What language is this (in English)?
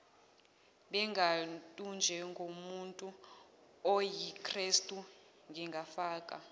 Zulu